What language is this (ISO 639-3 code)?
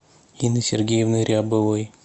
rus